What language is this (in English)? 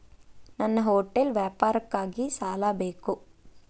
Kannada